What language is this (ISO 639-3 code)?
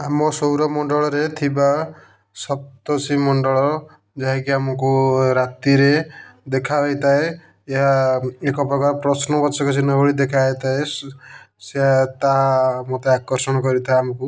ori